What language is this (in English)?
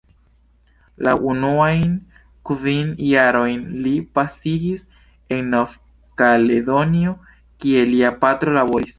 Esperanto